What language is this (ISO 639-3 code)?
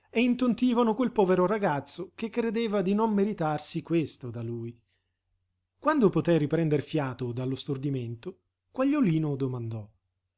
ita